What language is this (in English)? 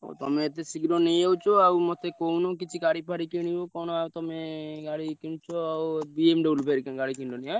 Odia